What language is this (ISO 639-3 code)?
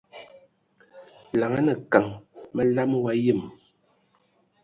ewo